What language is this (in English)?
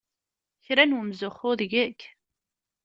Kabyle